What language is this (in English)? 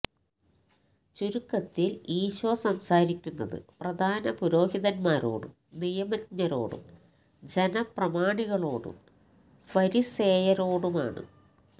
Malayalam